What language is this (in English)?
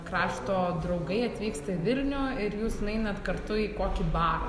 Lithuanian